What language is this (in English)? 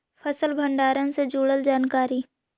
Magahi